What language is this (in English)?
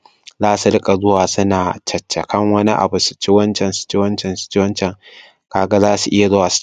Hausa